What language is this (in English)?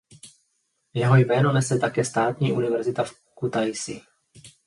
Czech